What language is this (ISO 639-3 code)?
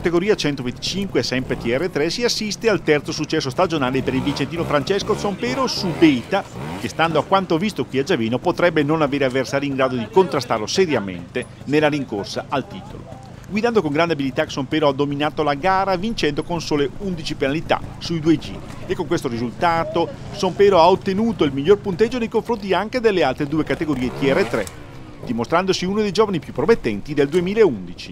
ita